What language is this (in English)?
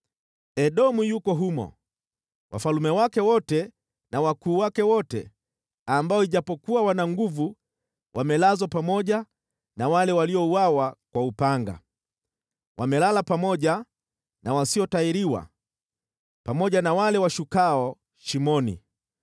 Swahili